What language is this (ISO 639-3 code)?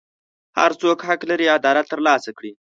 pus